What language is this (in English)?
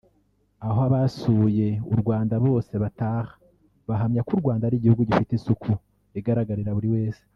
Kinyarwanda